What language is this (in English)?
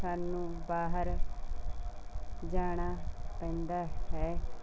Punjabi